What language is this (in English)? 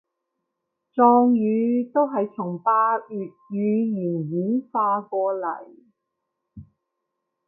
Cantonese